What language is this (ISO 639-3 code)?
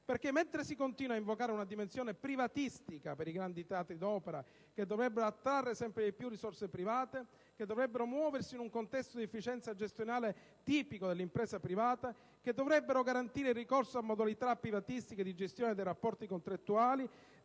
ita